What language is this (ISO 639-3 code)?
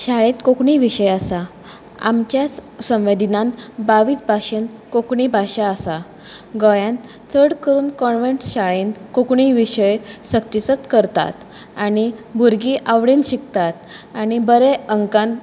kok